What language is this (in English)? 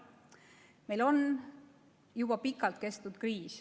Estonian